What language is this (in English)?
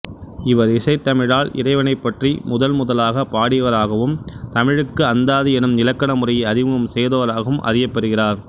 Tamil